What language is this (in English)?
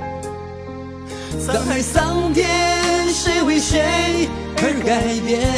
Chinese